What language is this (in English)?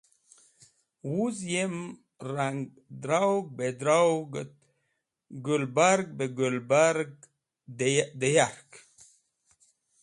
Wakhi